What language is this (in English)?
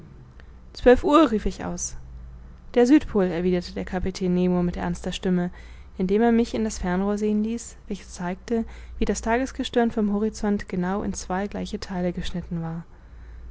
German